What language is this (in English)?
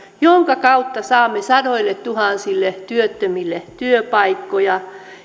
Finnish